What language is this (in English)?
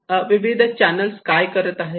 Marathi